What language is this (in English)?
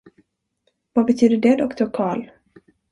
Swedish